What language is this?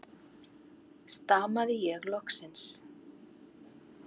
Icelandic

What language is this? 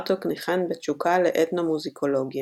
Hebrew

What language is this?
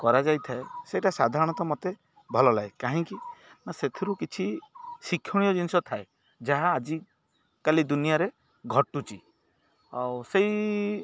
Odia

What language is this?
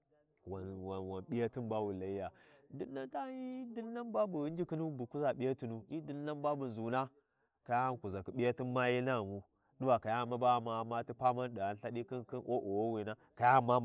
Warji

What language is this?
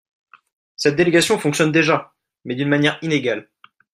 French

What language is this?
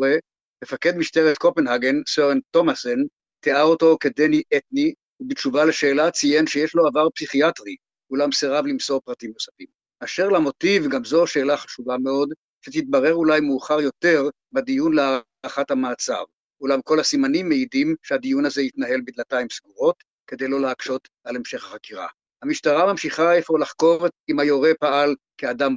Hebrew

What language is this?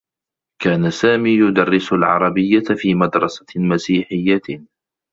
Arabic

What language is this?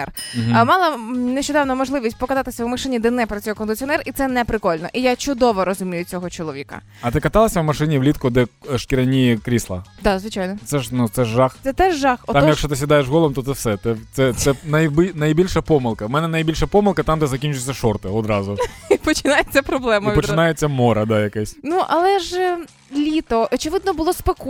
Ukrainian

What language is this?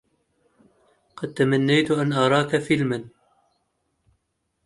Arabic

